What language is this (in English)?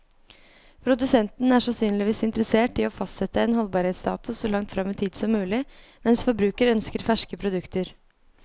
Norwegian